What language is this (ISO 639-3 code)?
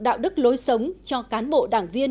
vie